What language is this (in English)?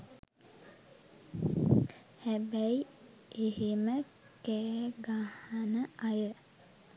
Sinhala